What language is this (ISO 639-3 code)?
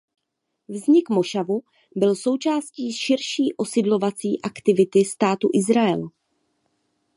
ces